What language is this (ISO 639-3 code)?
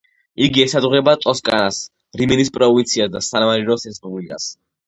kat